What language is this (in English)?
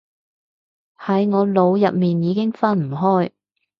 Cantonese